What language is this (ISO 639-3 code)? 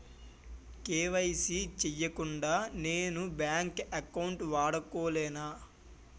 tel